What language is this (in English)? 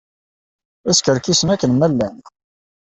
Kabyle